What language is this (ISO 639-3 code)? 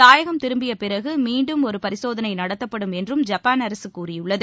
tam